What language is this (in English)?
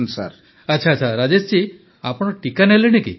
Odia